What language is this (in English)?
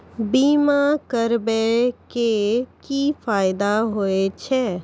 Maithili